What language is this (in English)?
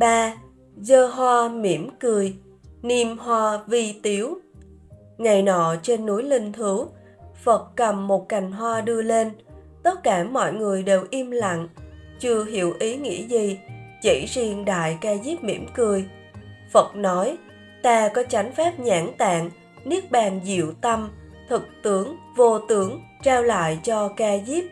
Vietnamese